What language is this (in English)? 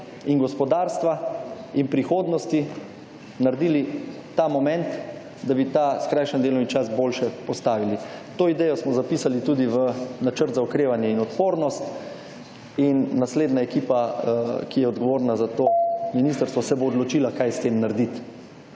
Slovenian